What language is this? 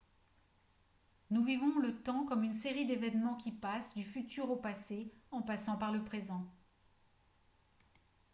French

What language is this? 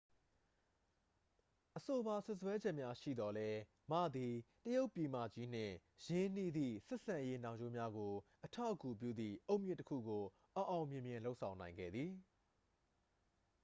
Burmese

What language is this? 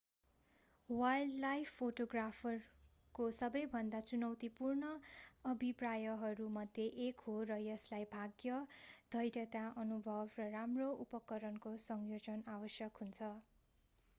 Nepali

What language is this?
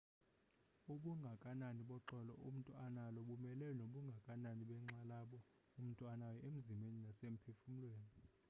Xhosa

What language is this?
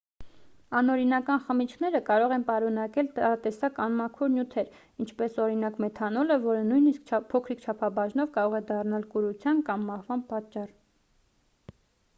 Armenian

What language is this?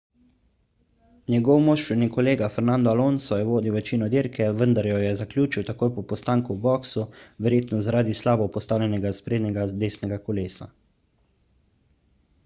Slovenian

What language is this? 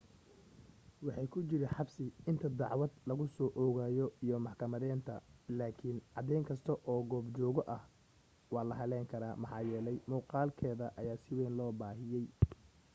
Somali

